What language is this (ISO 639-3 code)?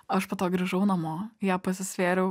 lit